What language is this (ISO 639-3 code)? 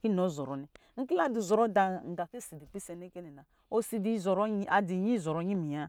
mgi